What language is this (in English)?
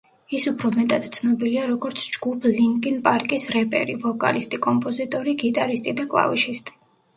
Georgian